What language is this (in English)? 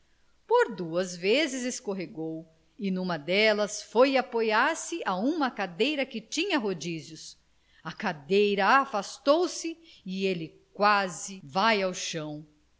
Portuguese